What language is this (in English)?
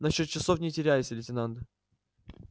Russian